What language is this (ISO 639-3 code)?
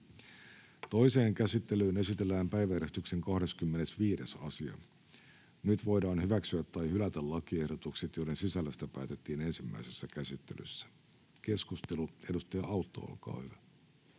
fin